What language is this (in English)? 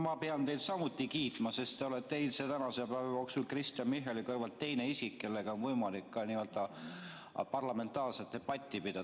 Estonian